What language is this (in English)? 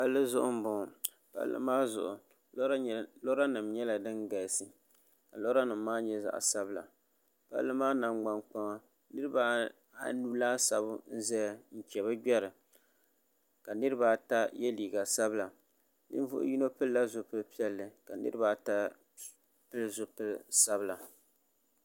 Dagbani